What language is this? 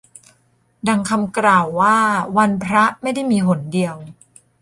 Thai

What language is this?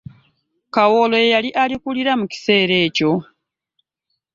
Ganda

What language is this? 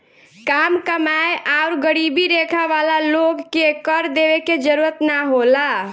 Bhojpuri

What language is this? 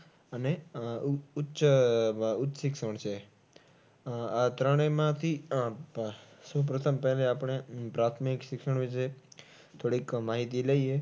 Gujarati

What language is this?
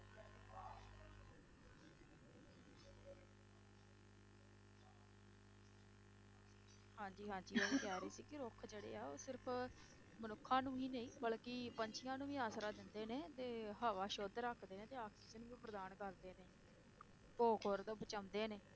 Punjabi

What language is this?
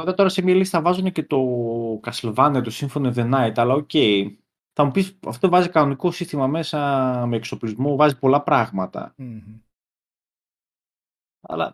Greek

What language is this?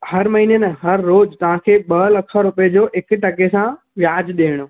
Sindhi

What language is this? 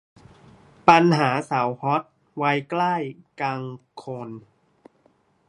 Thai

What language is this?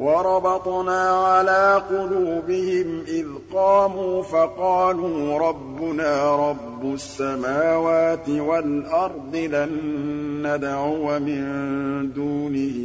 Arabic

